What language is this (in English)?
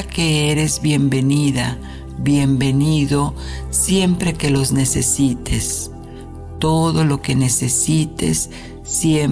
Spanish